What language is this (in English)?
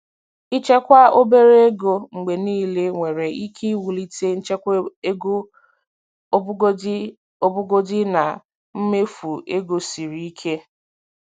Igbo